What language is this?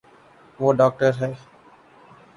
Urdu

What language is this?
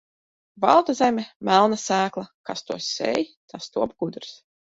Latvian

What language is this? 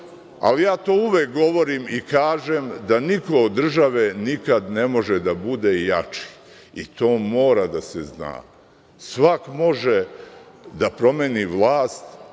Serbian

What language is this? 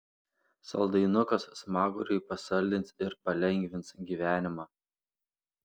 Lithuanian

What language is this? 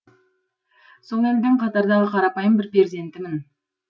Kazakh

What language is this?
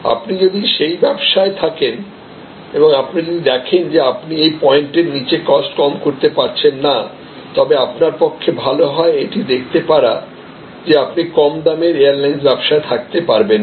Bangla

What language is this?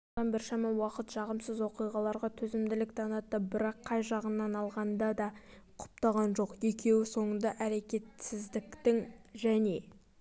Kazakh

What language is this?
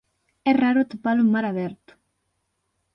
Galician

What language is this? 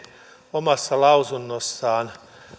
Finnish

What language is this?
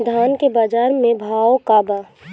Bhojpuri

